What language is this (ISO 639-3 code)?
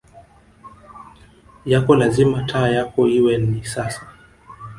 swa